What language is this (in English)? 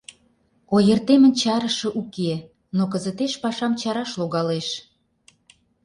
Mari